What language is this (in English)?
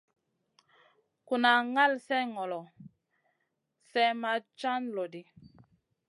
Masana